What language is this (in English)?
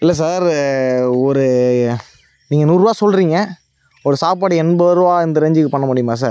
Tamil